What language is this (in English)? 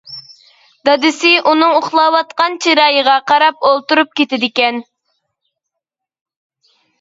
Uyghur